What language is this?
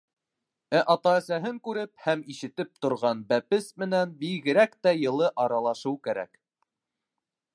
Bashkir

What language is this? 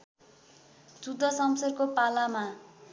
Nepali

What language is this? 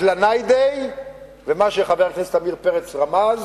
Hebrew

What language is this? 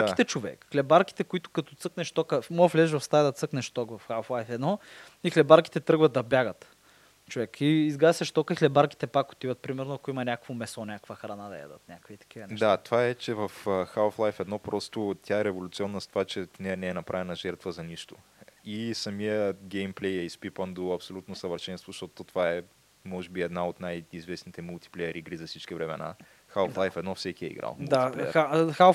Bulgarian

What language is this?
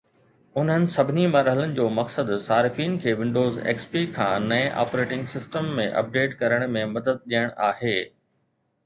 Sindhi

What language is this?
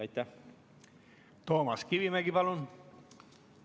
Estonian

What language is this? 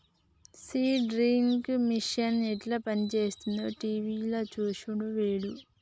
Telugu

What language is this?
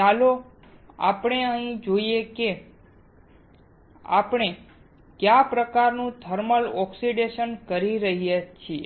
Gujarati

